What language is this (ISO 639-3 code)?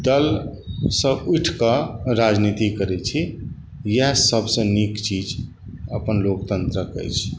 mai